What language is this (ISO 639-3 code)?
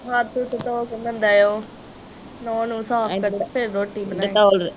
pan